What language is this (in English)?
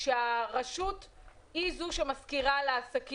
Hebrew